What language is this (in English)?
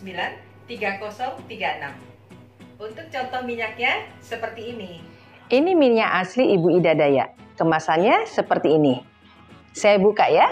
Indonesian